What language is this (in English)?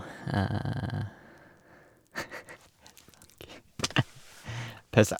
Norwegian